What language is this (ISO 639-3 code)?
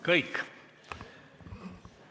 est